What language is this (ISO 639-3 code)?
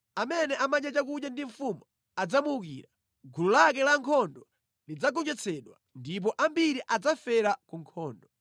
nya